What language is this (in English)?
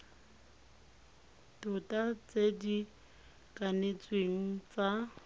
Tswana